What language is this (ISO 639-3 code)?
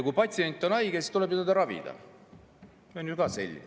est